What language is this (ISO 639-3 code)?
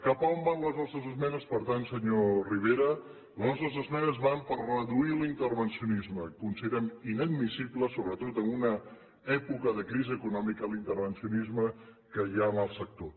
cat